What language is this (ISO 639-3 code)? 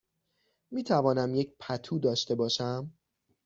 fas